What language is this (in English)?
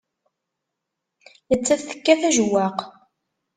Kabyle